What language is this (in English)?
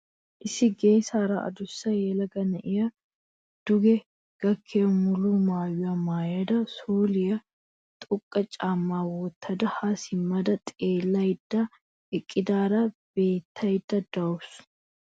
Wolaytta